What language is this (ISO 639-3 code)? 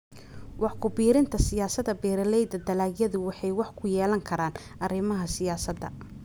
som